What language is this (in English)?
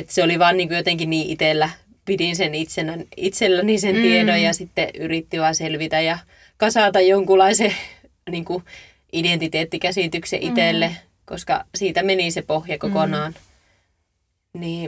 Finnish